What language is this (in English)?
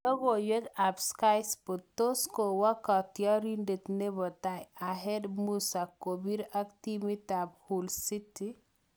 Kalenjin